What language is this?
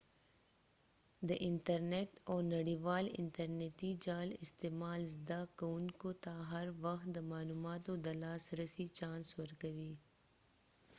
Pashto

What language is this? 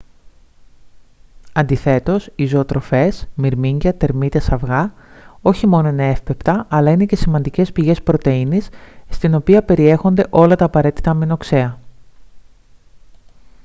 Greek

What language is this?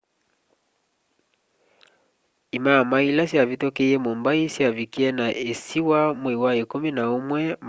Kamba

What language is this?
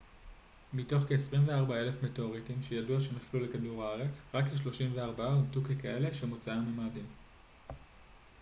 Hebrew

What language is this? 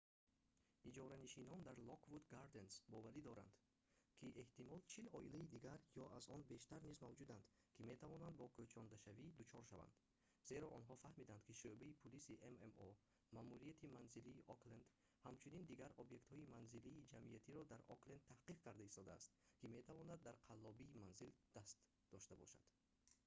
Tajik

